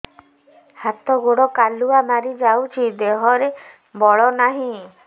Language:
Odia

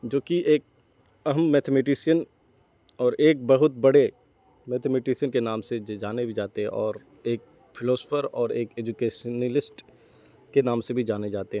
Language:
Urdu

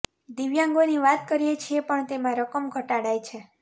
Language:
Gujarati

